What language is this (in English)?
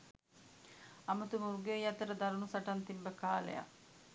Sinhala